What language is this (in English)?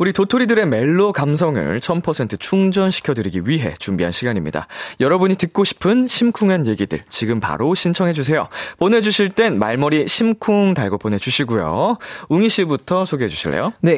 Korean